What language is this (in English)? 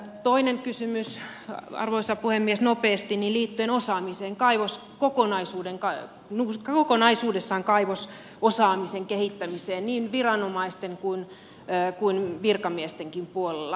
Finnish